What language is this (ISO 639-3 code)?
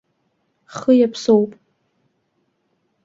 abk